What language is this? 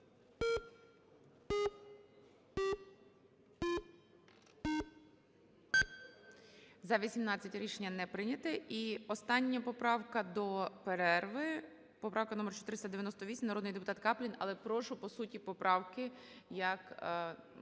Ukrainian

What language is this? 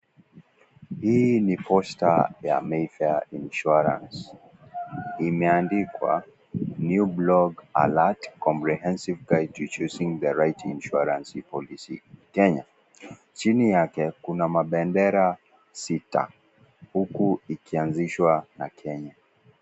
Swahili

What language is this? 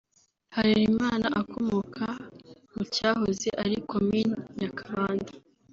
Kinyarwanda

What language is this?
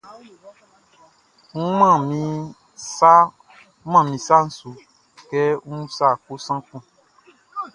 Baoulé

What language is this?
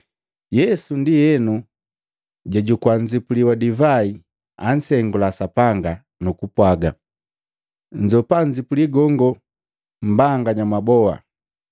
Matengo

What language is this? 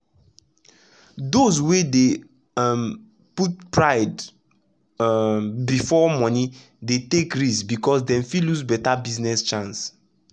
Nigerian Pidgin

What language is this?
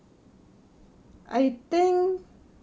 English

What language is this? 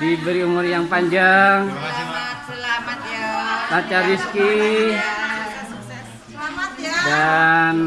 Indonesian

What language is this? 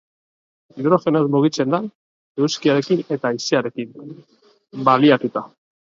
Basque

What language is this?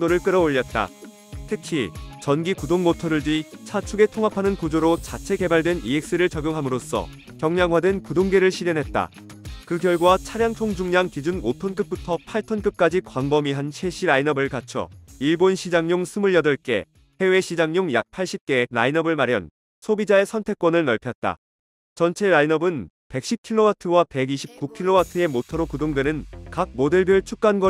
Korean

